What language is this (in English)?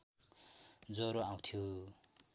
Nepali